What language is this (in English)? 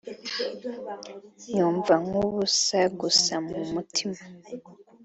Kinyarwanda